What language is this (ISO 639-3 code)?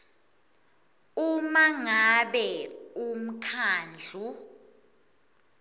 ssw